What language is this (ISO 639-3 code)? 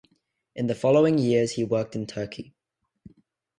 eng